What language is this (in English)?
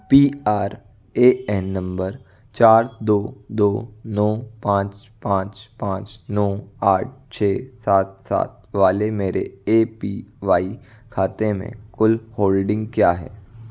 Hindi